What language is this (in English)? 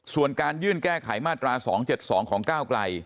Thai